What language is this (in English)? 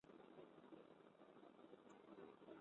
Bangla